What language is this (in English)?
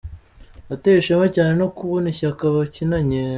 Kinyarwanda